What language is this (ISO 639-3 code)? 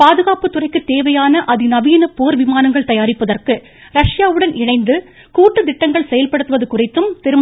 tam